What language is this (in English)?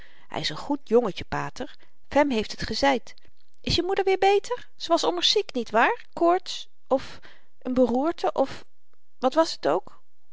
Dutch